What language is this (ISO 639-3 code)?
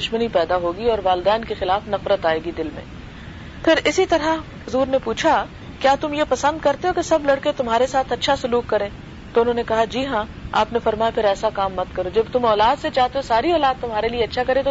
urd